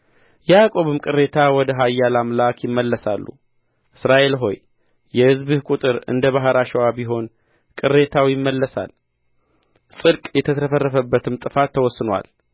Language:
Amharic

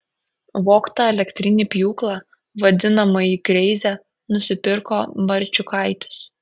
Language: Lithuanian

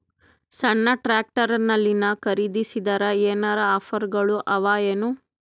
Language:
Kannada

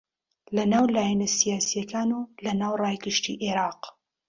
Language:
Central Kurdish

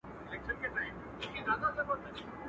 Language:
Pashto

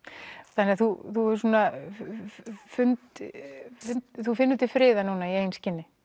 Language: Icelandic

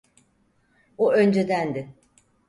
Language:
Turkish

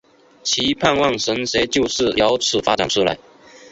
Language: Chinese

